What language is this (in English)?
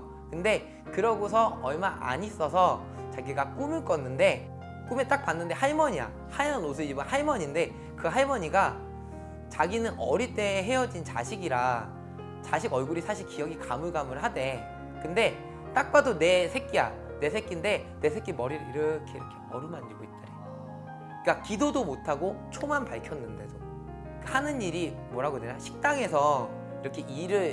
Korean